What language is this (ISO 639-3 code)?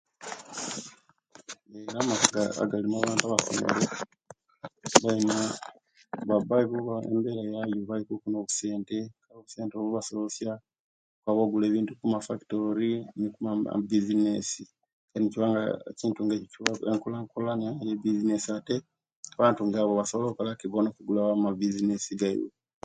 lke